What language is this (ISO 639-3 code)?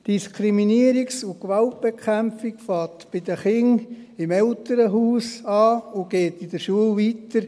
gsw